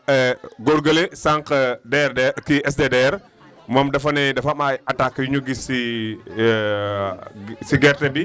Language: Wolof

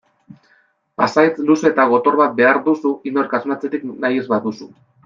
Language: Basque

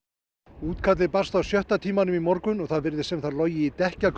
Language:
Icelandic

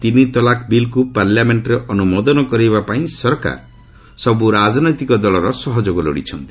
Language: Odia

